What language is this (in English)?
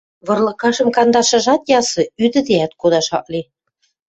Western Mari